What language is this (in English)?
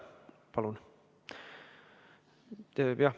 Estonian